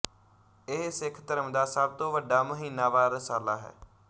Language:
Punjabi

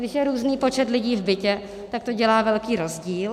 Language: Czech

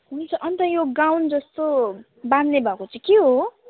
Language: Nepali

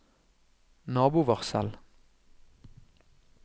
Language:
Norwegian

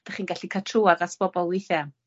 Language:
Welsh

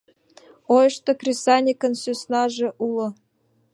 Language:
Mari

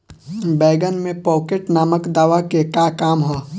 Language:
Bhojpuri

